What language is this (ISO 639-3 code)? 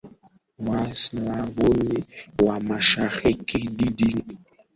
swa